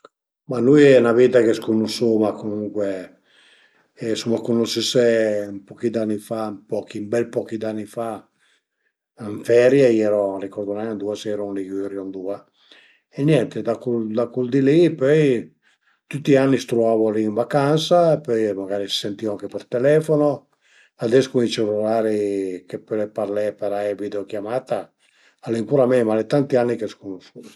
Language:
Piedmontese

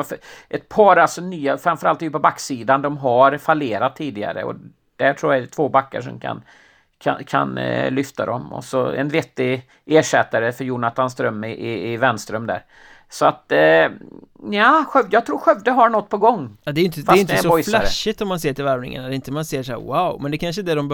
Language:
Swedish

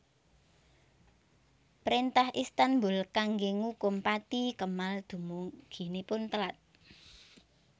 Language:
Javanese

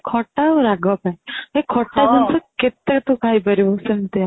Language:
Odia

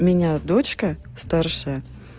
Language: Russian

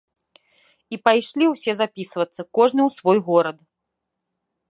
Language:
Belarusian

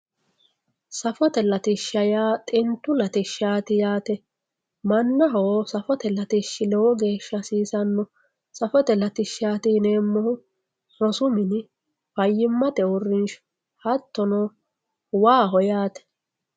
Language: Sidamo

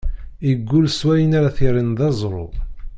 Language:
Kabyle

